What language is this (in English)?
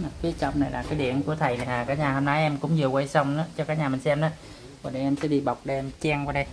Vietnamese